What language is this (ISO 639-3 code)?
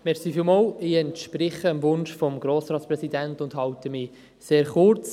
gsw